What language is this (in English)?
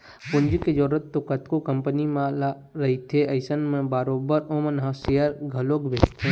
Chhattisgarhi